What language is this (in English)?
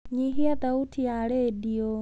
Kikuyu